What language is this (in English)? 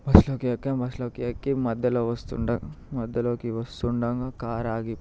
Telugu